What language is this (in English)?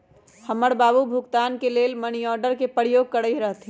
Magahi